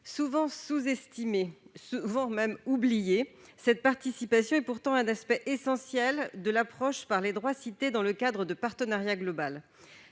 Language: French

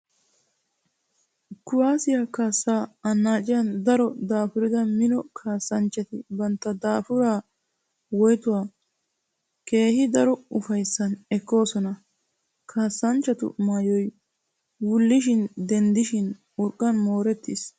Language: Wolaytta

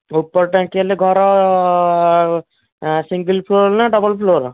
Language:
Odia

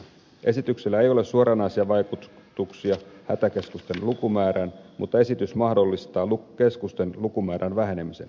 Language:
Finnish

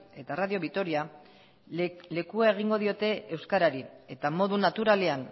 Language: Basque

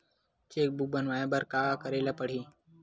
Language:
Chhattisgarhi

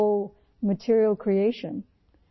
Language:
Urdu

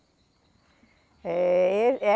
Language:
Portuguese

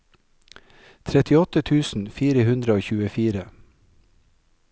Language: Norwegian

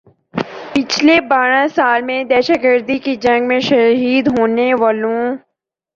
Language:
Urdu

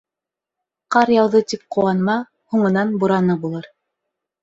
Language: Bashkir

